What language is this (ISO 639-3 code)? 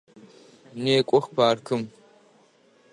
ady